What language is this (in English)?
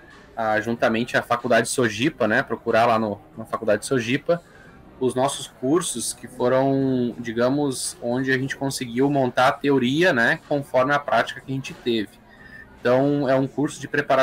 Portuguese